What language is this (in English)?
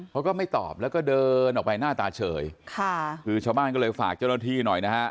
Thai